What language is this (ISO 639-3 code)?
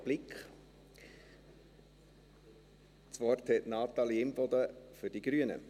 gsw